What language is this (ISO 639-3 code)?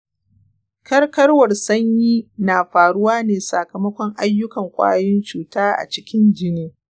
hau